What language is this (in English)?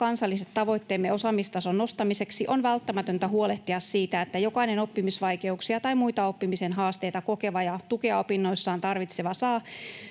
Finnish